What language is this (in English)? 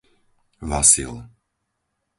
Slovak